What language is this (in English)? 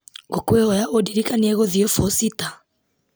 Kikuyu